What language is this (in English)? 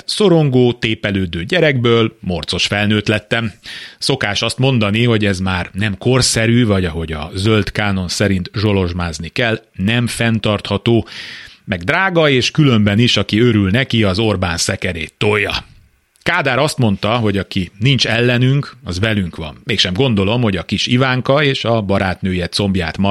Hungarian